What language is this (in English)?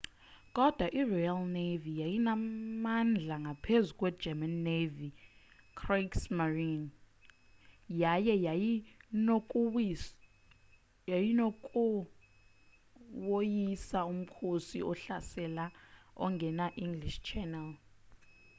Xhosa